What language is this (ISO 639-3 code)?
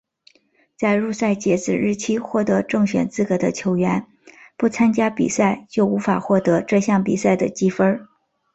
zho